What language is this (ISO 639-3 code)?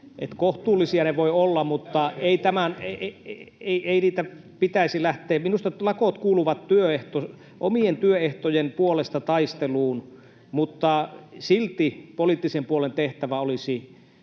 fin